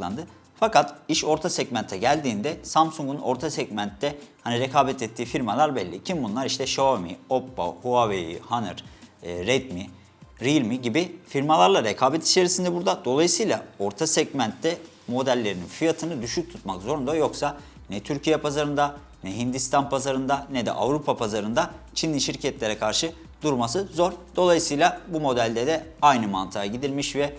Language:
Turkish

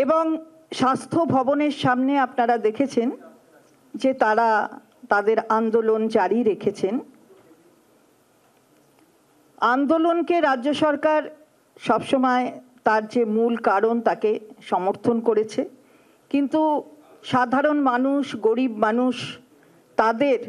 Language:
Bangla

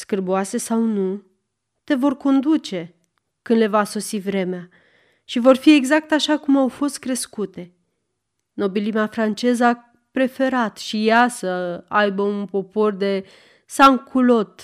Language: Romanian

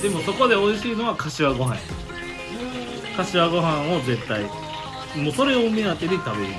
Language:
Japanese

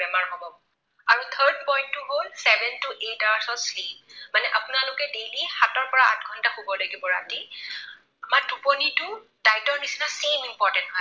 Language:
Assamese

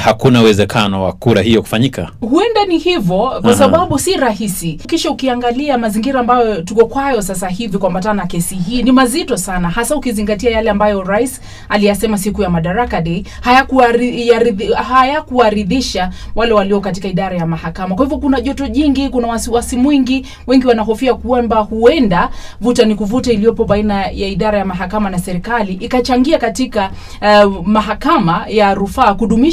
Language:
Swahili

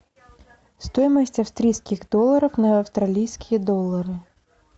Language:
Russian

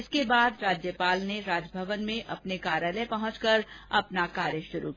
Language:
Hindi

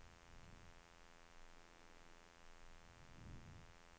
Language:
Norwegian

